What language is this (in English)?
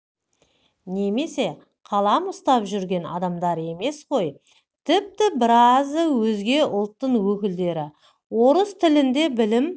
Kazakh